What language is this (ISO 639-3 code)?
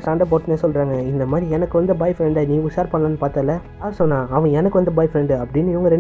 ara